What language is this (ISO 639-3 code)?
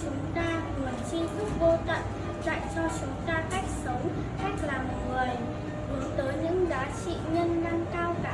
vie